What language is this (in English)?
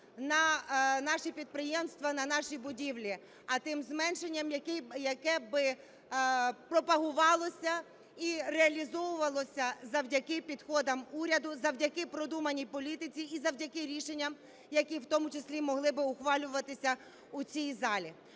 Ukrainian